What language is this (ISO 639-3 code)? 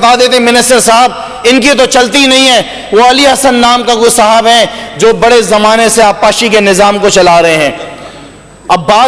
urd